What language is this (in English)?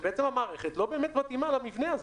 Hebrew